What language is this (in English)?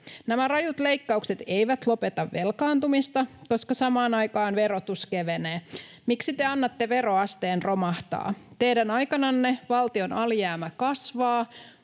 Finnish